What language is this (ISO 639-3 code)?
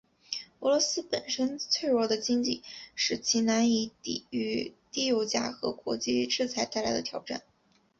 zho